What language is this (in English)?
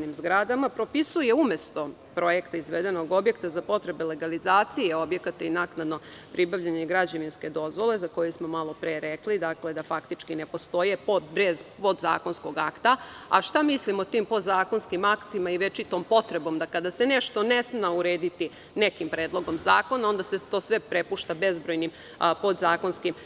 Serbian